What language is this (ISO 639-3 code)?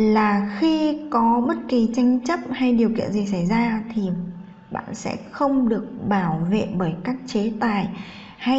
vie